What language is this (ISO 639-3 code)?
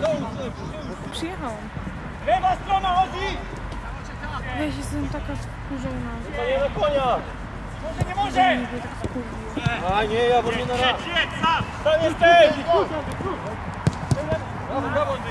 pol